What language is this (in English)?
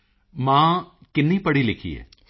Punjabi